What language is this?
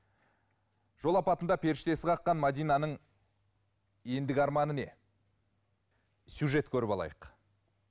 Kazakh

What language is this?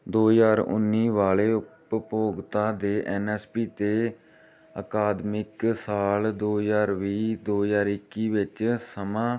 Punjabi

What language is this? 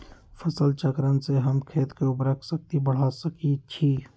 Magahi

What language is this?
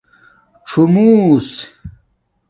Domaaki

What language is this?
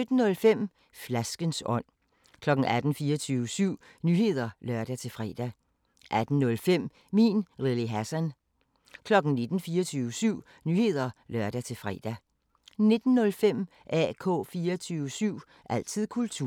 Danish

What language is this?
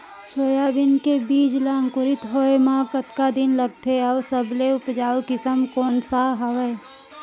Chhattisgarhi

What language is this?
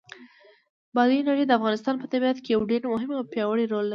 Pashto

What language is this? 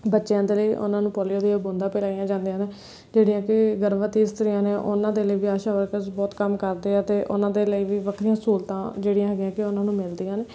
Punjabi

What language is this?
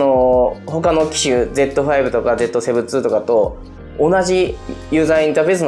Japanese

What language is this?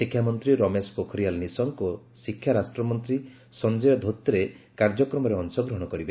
Odia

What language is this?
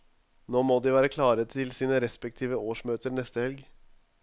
Norwegian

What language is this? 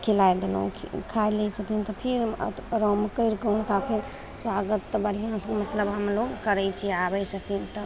Maithili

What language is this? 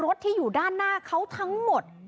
Thai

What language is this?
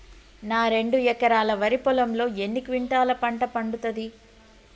Telugu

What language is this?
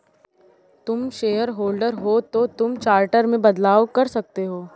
Hindi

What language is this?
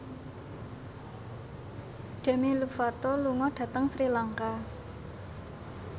Javanese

